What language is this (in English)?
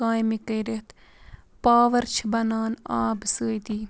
Kashmiri